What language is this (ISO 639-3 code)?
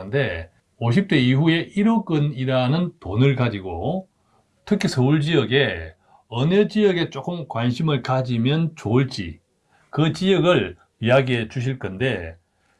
kor